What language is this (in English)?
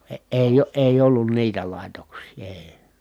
Finnish